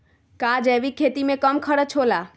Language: Magahi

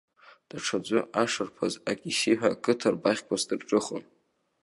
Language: Abkhazian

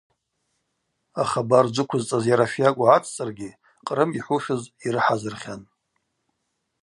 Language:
Abaza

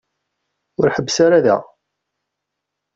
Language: Kabyle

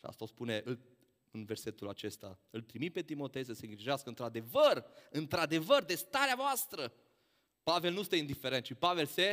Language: Romanian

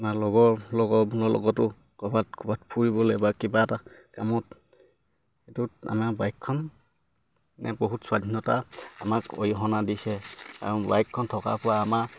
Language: Assamese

